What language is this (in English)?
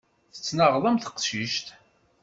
Kabyle